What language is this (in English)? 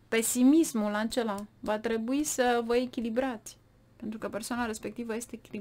Romanian